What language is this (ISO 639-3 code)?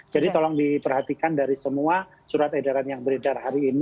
ind